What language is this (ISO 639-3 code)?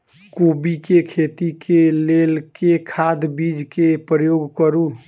mai